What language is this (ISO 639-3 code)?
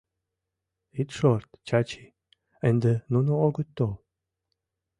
chm